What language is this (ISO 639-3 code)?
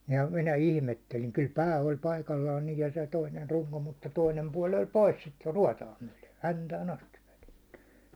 fin